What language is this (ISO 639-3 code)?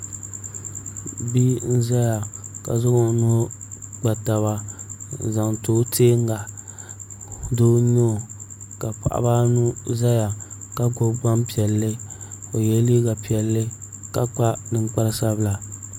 dag